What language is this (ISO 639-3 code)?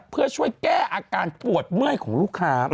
tha